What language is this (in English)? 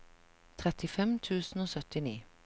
Norwegian